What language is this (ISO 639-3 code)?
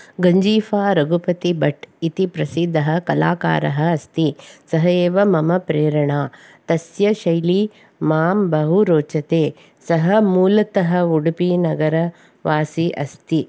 san